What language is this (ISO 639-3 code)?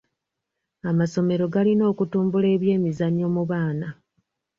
lug